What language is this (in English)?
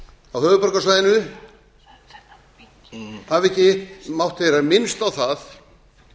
Icelandic